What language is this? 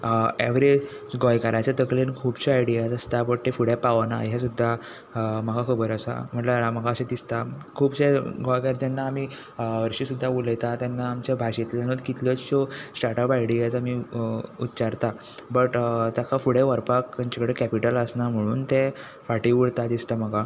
Konkani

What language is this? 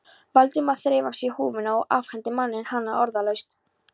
Icelandic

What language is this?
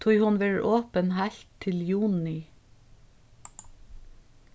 Faroese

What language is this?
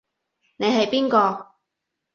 Cantonese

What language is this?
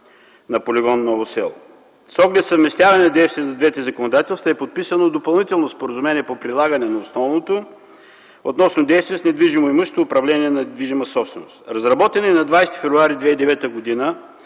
Bulgarian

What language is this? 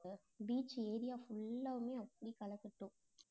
Tamil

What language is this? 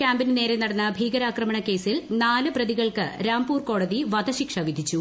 Malayalam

